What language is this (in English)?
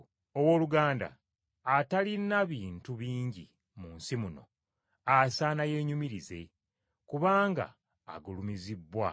Ganda